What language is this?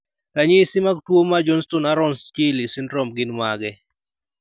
Luo (Kenya and Tanzania)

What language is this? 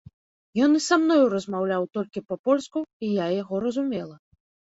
Belarusian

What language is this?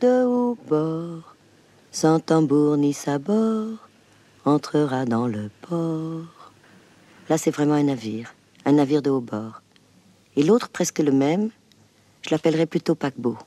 French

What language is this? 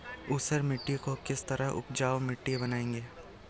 Hindi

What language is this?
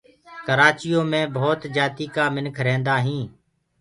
Gurgula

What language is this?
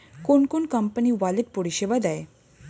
Bangla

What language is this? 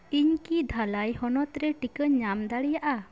Santali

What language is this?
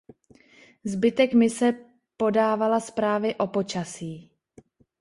Czech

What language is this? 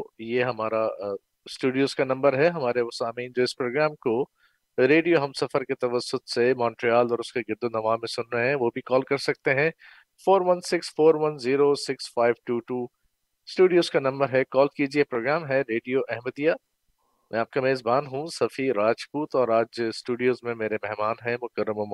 Urdu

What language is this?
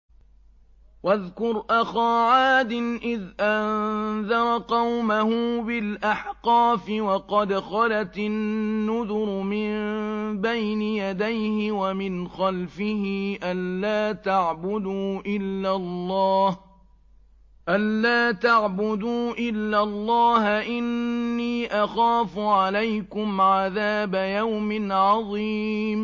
Arabic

